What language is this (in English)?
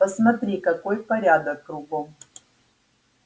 Russian